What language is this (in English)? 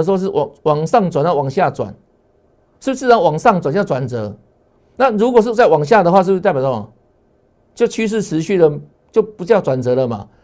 Chinese